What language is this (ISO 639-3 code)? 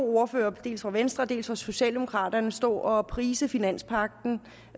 dan